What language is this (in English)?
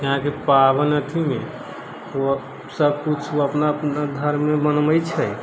Maithili